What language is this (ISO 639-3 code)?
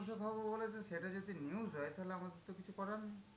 ben